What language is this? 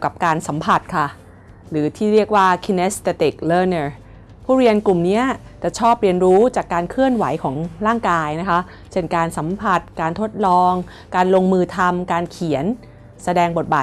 Thai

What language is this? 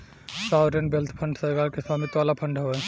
Bhojpuri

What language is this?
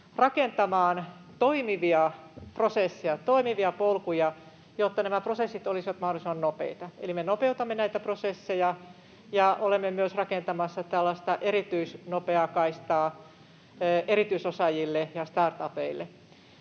Finnish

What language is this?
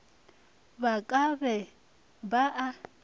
Northern Sotho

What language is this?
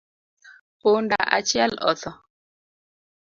Luo (Kenya and Tanzania)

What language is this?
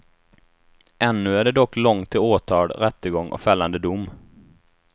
Swedish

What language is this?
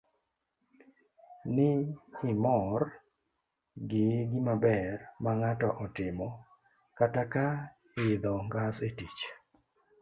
Luo (Kenya and Tanzania)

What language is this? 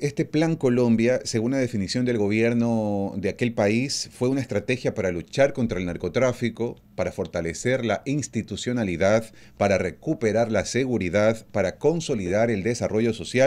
Spanish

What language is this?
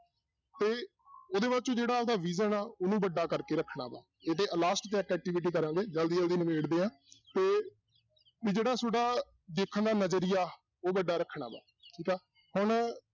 Punjabi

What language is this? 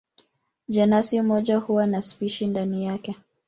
Swahili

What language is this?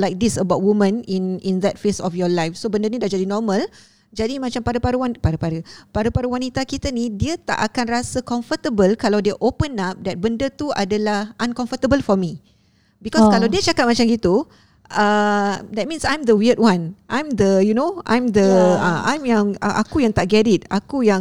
Malay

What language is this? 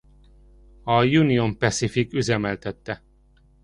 Hungarian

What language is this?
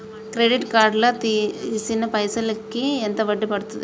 Telugu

